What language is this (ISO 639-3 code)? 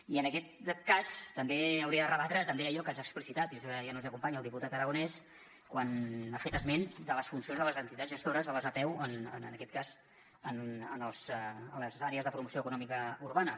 cat